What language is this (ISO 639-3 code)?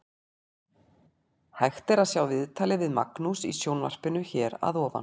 isl